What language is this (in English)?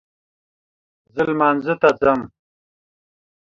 Pashto